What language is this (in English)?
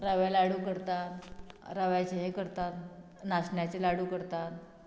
Konkani